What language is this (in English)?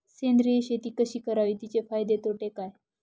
Marathi